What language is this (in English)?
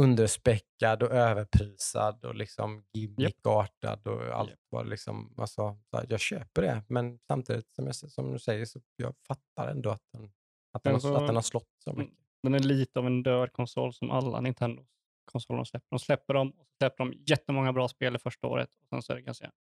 Swedish